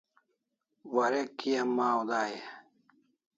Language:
Kalasha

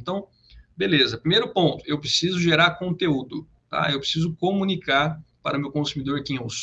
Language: Portuguese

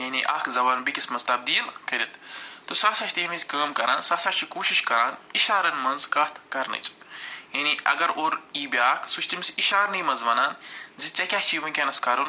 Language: Kashmiri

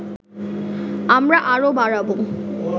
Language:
Bangla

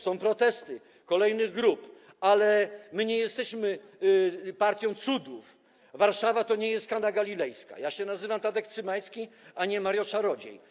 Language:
Polish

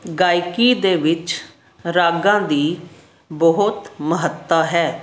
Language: Punjabi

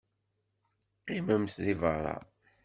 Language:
Kabyle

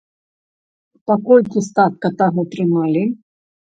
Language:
Belarusian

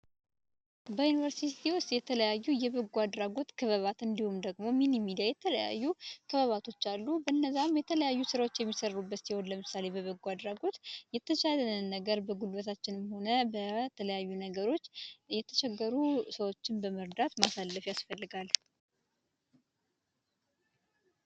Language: Amharic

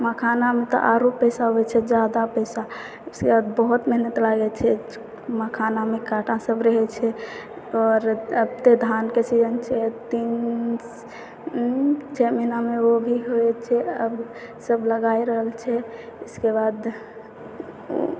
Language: Maithili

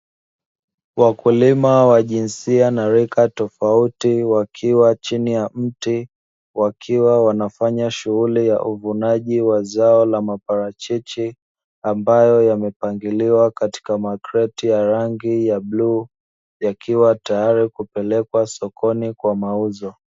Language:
Swahili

